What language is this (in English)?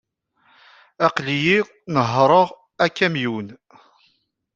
Kabyle